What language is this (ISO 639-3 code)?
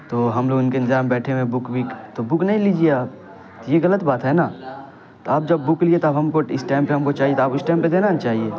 urd